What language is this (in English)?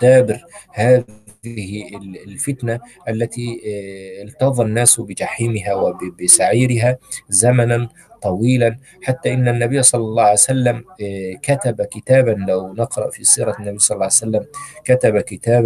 Arabic